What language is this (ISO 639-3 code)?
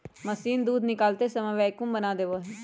mag